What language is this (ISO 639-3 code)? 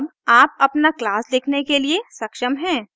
hin